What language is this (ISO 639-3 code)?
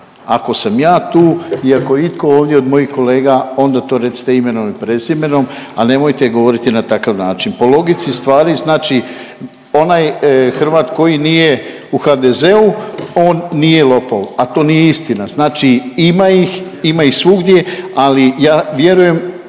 hrv